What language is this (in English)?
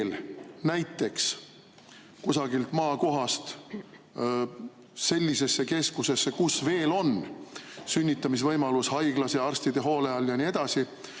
Estonian